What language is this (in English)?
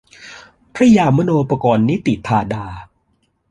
Thai